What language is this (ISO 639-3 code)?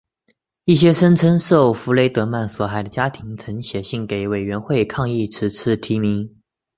zho